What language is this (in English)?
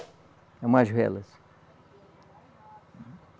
Portuguese